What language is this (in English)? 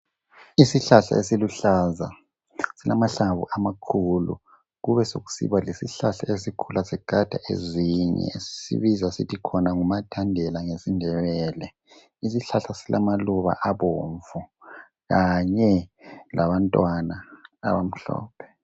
North Ndebele